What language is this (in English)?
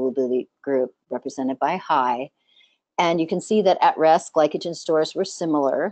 English